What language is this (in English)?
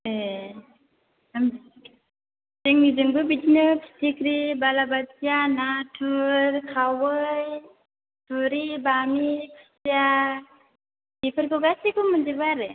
Bodo